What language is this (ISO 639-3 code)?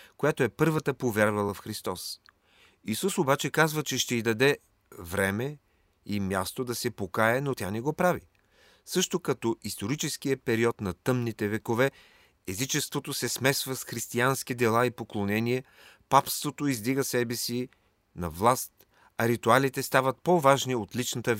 bul